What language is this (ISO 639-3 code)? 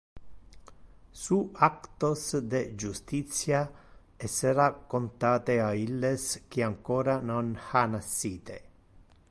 ina